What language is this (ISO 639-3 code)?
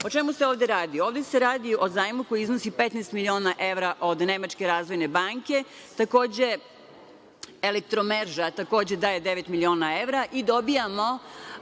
srp